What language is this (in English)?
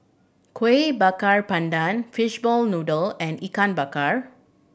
English